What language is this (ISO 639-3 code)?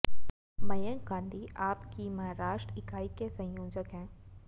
hin